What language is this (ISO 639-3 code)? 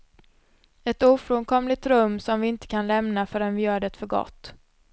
swe